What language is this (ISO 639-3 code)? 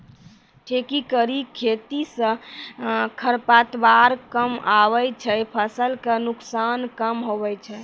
mai